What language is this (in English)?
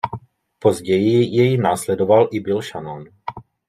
Czech